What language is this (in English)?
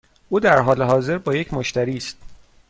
Persian